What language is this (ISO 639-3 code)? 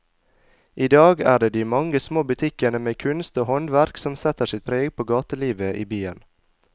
nor